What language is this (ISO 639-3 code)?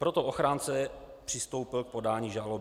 ces